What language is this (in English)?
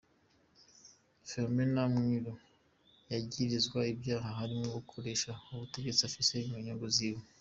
Kinyarwanda